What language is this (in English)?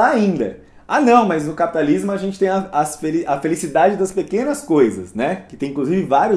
Portuguese